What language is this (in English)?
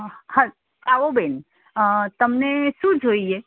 Gujarati